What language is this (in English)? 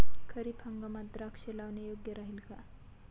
Marathi